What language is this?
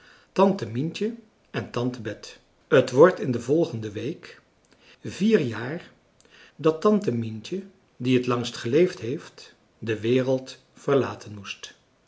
Dutch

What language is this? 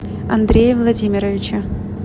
Russian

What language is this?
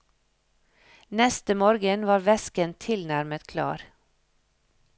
Norwegian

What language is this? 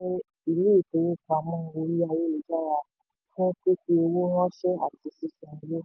Yoruba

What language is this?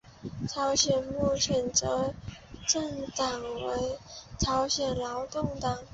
Chinese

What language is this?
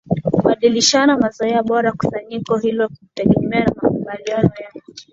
Swahili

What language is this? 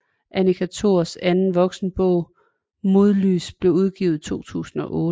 Danish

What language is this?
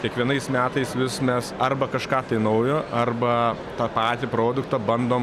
Lithuanian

